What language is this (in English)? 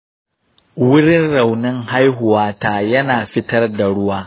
Hausa